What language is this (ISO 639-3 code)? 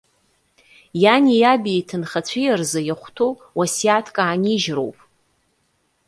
abk